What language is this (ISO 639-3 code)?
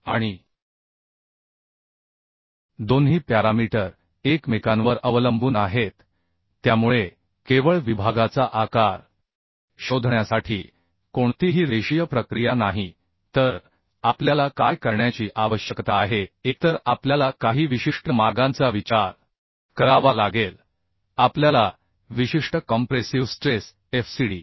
mar